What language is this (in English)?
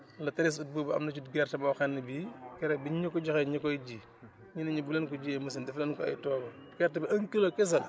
Wolof